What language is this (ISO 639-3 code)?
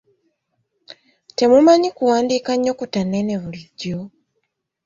lug